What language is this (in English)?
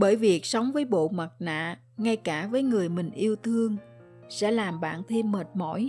Vietnamese